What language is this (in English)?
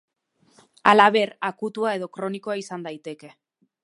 Basque